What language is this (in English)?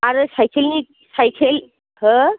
Bodo